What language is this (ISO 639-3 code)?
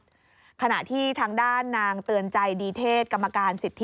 tha